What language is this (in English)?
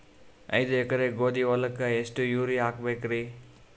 Kannada